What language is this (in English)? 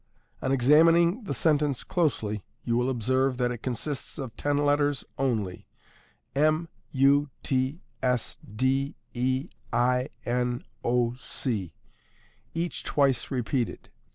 English